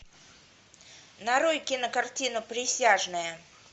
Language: Russian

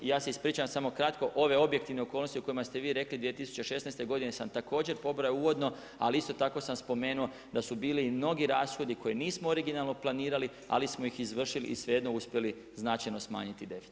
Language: Croatian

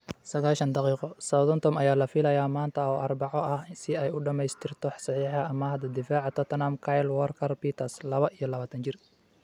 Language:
Somali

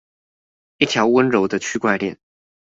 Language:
Chinese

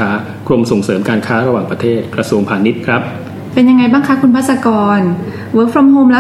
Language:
Thai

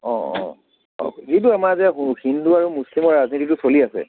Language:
Assamese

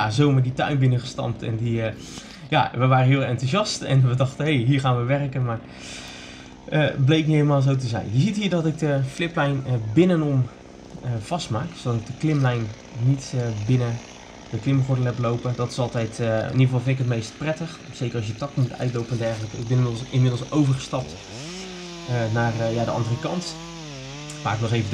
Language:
Dutch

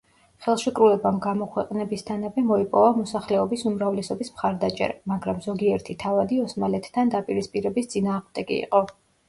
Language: Georgian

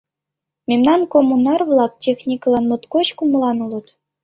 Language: Mari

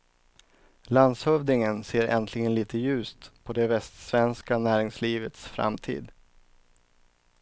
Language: Swedish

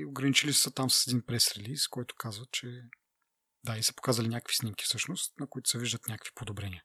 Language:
Bulgarian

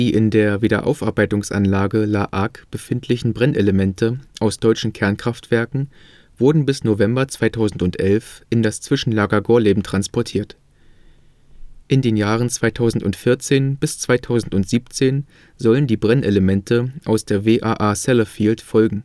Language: German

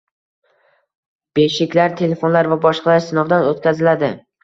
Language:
Uzbek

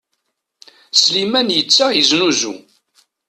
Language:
Kabyle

